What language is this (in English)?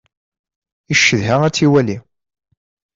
Kabyle